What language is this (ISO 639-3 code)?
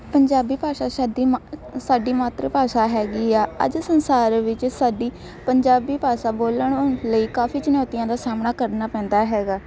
pan